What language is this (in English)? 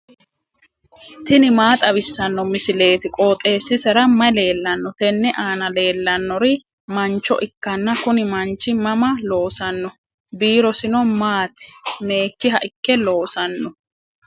Sidamo